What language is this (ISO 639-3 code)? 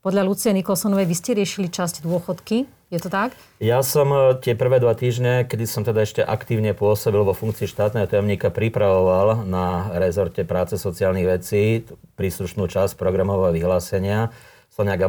slk